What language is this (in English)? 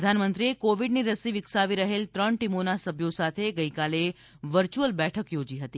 Gujarati